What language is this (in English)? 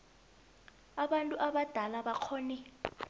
South Ndebele